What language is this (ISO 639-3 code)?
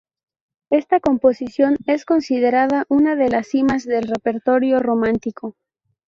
spa